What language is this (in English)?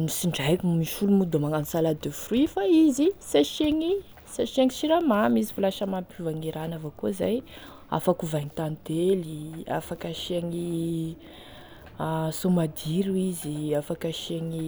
Tesaka Malagasy